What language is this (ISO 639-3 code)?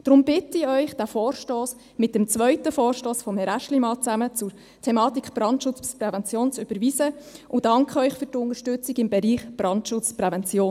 gsw